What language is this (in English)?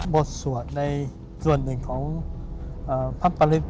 Thai